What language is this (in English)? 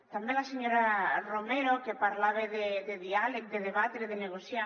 Catalan